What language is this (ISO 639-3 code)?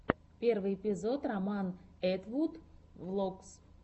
rus